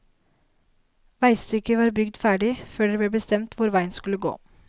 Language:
Norwegian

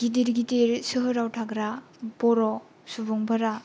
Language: Bodo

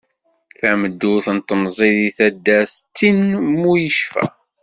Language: Kabyle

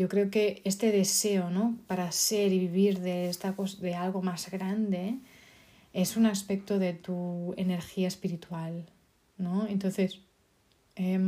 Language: Spanish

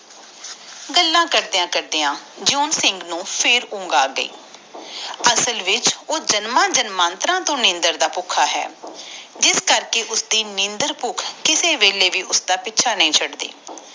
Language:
Punjabi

